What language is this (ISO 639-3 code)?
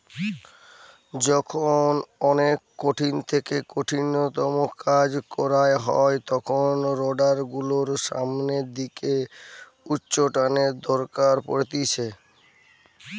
ben